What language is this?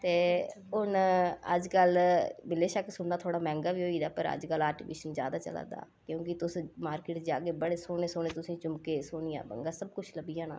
Dogri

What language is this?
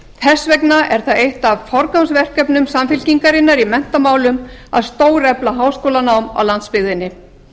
Icelandic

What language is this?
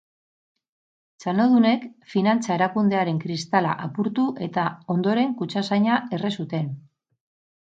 Basque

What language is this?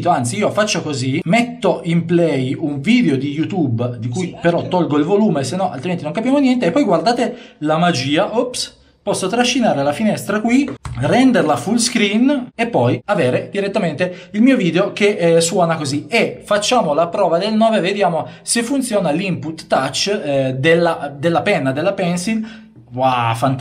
Italian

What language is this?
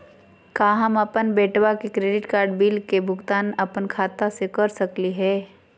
Magahi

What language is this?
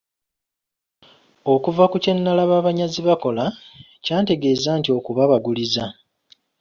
Ganda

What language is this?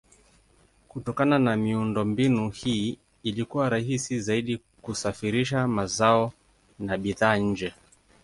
Swahili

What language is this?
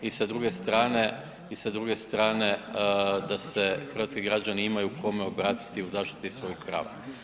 Croatian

